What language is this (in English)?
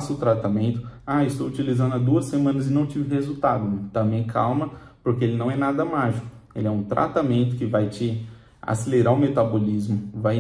Portuguese